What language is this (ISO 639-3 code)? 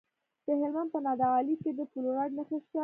pus